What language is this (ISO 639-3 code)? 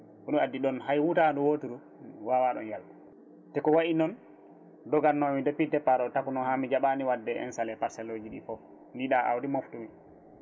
ful